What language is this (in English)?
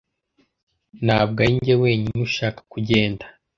Kinyarwanda